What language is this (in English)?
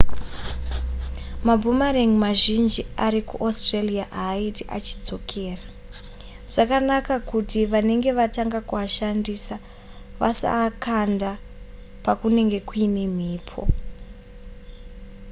Shona